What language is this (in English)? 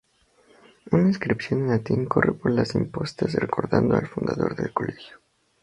Spanish